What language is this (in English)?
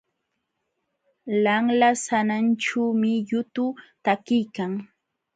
Jauja Wanca Quechua